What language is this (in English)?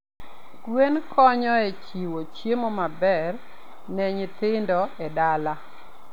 Luo (Kenya and Tanzania)